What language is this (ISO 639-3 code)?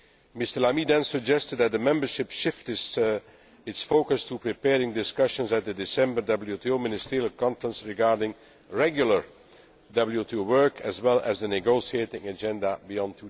eng